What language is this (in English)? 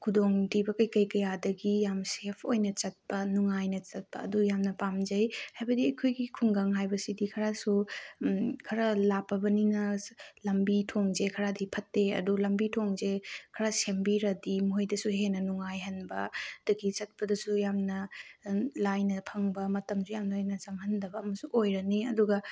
Manipuri